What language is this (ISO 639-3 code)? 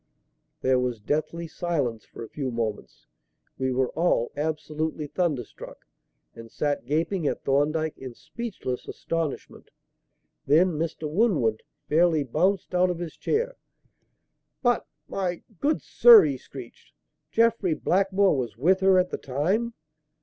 eng